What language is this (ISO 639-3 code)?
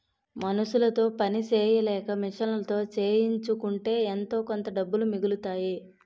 tel